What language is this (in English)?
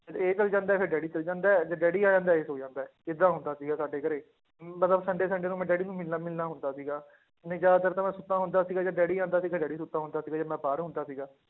Punjabi